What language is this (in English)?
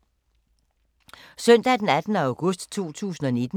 Danish